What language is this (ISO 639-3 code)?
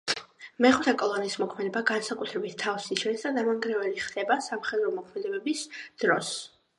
kat